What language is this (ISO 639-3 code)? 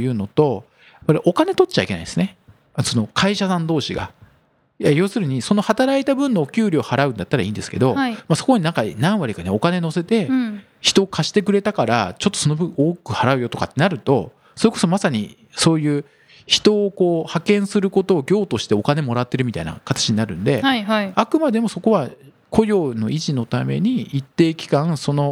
jpn